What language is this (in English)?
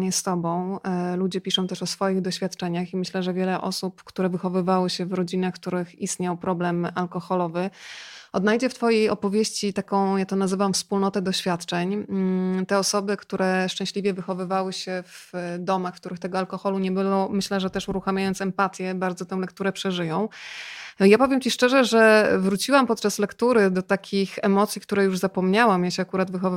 Polish